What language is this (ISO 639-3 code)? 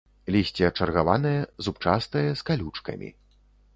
bel